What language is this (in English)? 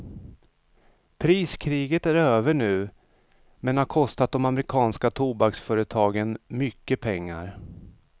Swedish